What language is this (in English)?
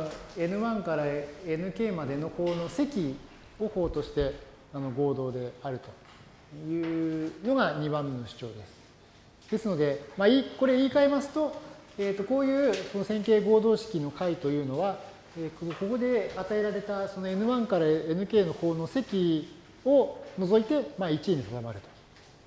Japanese